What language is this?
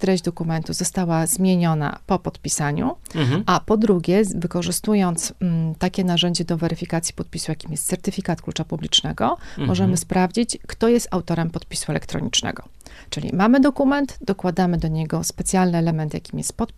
Polish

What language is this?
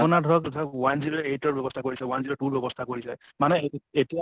Assamese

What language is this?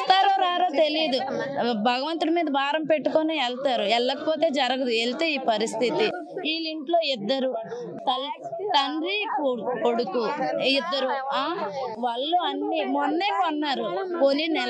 Telugu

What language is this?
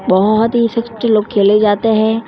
Hindi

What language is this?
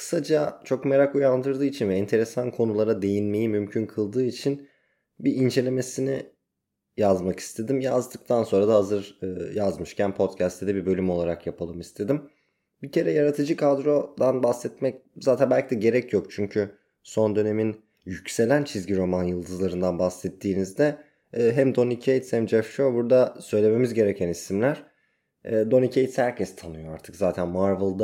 Turkish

